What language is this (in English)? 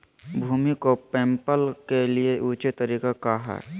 Magahi